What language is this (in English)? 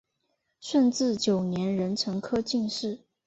Chinese